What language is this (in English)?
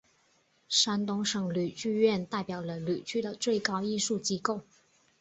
Chinese